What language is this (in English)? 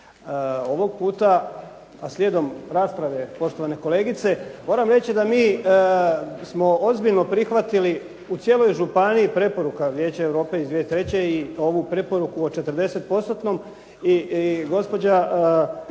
Croatian